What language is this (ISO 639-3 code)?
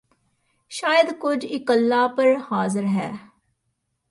pan